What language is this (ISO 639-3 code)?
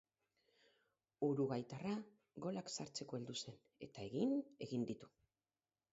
eus